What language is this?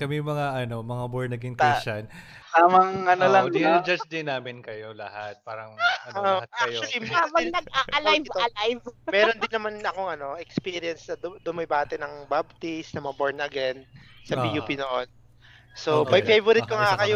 Filipino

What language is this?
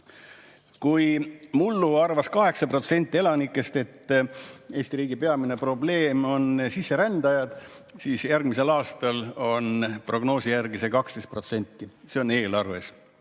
Estonian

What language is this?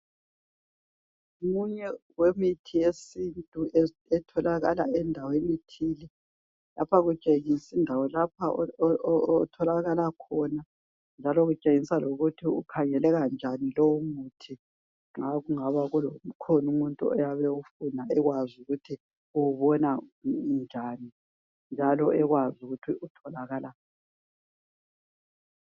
North Ndebele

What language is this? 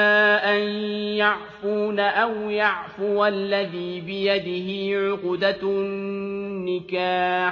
Arabic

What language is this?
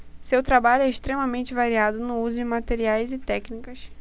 Portuguese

